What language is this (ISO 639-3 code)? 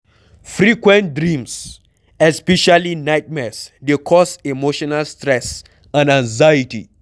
pcm